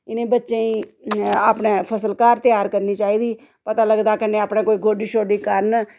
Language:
Dogri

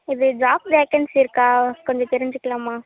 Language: Tamil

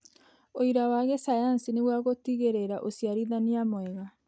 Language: Kikuyu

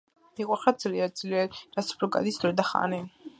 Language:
Georgian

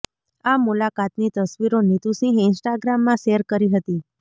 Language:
Gujarati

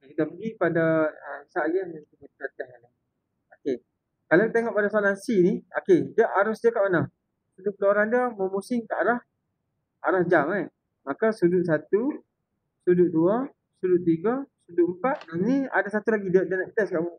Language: Malay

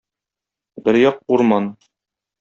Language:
Tatar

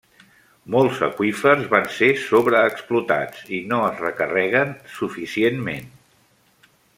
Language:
Catalan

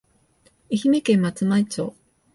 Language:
Japanese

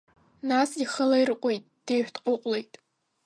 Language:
Abkhazian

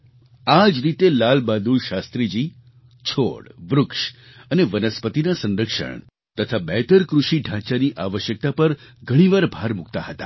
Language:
Gujarati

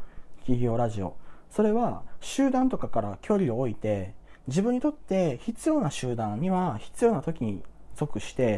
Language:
Japanese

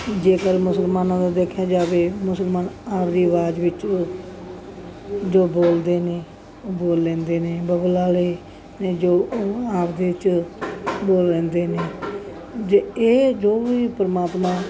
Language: Punjabi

